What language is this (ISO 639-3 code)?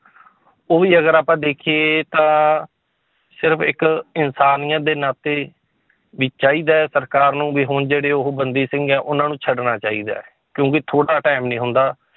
pan